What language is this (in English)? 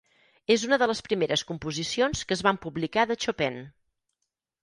Catalan